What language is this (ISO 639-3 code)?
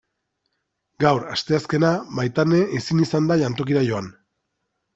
eus